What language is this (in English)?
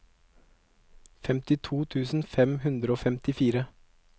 Norwegian